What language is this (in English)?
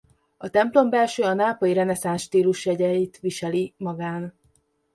Hungarian